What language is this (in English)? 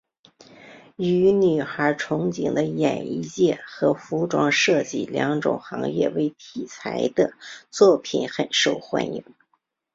Chinese